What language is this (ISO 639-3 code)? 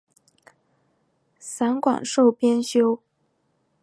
zho